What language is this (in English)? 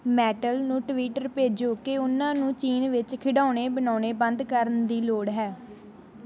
Punjabi